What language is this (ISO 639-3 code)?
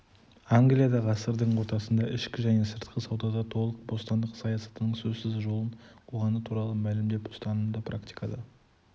kaz